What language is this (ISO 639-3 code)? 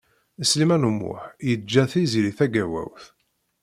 kab